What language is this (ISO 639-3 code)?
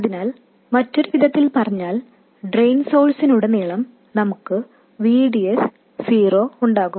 mal